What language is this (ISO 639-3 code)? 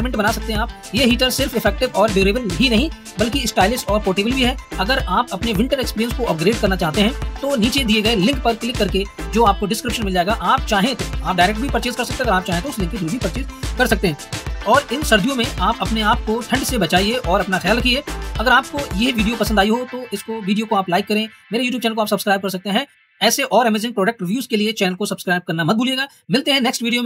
hin